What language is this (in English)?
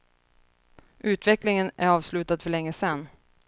Swedish